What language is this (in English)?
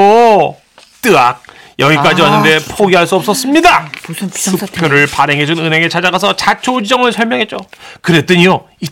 Korean